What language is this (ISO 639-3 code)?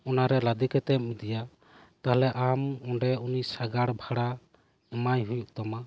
sat